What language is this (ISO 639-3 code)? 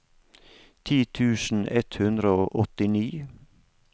nor